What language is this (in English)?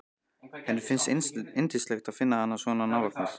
Icelandic